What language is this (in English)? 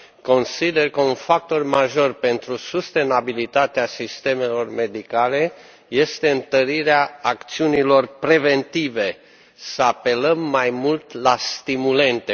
Romanian